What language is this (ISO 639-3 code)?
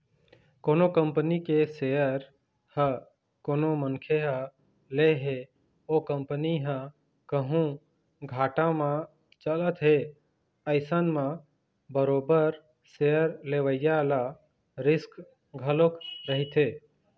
hne